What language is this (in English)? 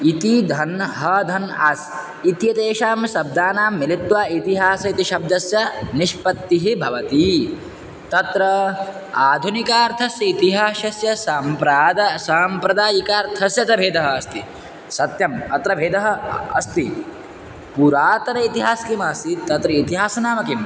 Sanskrit